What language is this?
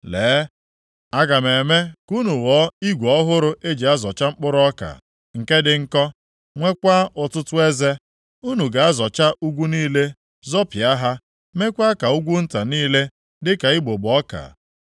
Igbo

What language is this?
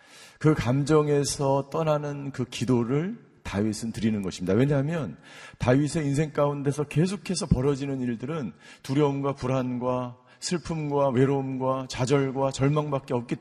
Korean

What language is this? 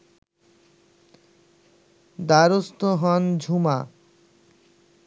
Bangla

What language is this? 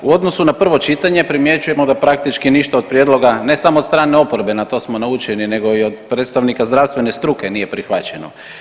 Croatian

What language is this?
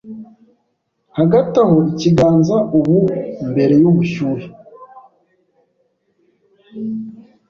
Kinyarwanda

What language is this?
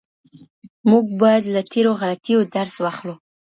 Pashto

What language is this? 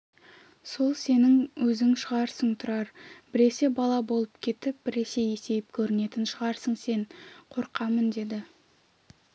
Kazakh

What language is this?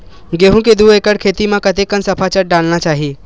Chhattisgarhi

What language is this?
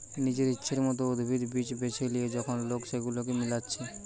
Bangla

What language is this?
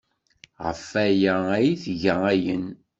Kabyle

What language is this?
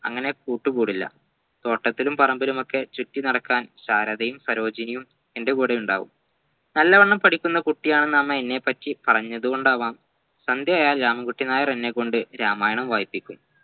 Malayalam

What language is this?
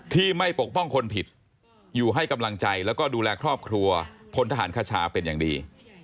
Thai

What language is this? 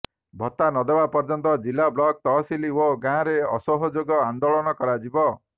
Odia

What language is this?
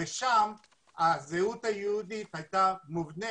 Hebrew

